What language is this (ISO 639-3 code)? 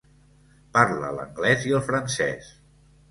cat